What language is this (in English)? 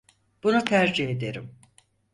Turkish